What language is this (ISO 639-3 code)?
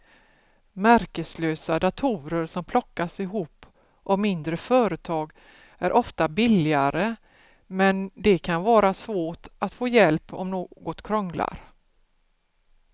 swe